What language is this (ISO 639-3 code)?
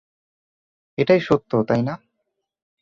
ben